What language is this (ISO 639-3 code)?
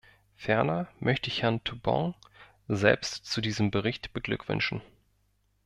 deu